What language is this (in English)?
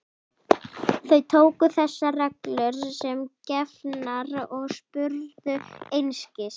Icelandic